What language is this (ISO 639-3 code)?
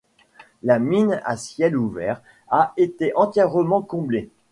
fra